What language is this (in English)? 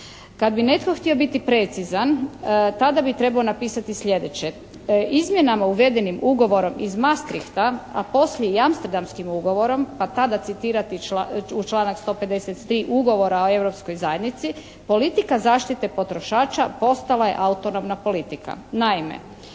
Croatian